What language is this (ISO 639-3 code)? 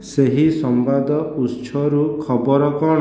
ori